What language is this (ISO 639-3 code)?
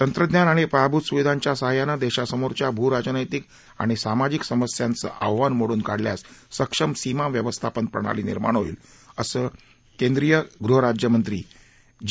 mar